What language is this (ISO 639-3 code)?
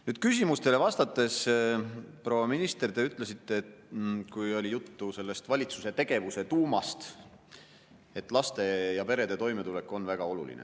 est